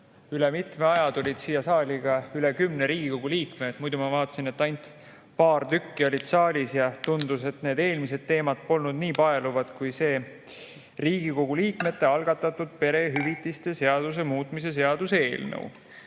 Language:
Estonian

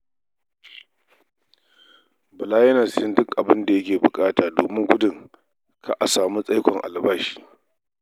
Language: Hausa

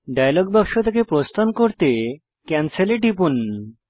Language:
Bangla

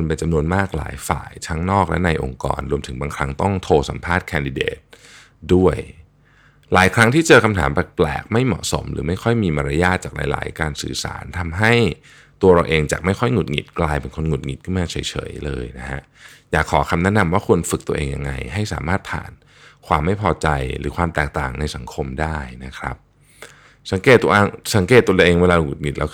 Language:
Thai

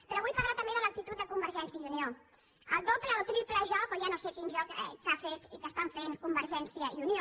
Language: Catalan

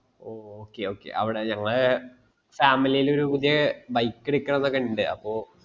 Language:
Malayalam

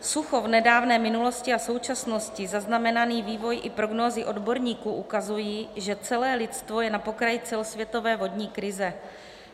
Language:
Czech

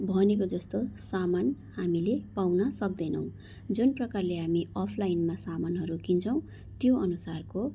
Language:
Nepali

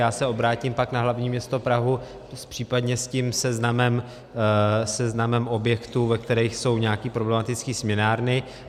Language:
Czech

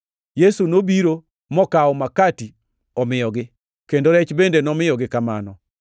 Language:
Luo (Kenya and Tanzania)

